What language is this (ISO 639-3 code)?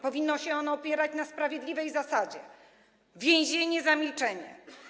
pol